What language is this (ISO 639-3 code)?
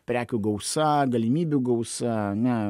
lit